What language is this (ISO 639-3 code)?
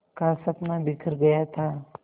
hin